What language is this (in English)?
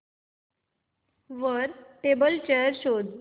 Marathi